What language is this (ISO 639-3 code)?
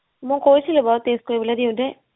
asm